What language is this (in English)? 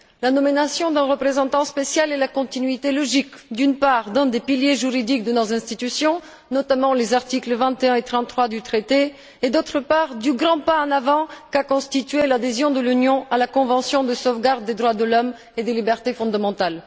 French